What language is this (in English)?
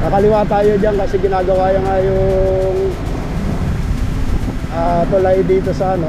Filipino